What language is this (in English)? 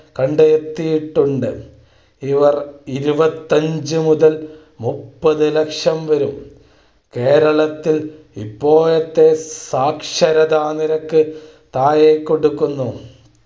Malayalam